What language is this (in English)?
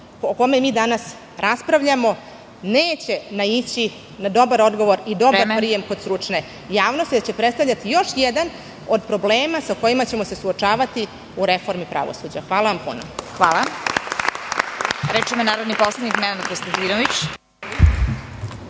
Serbian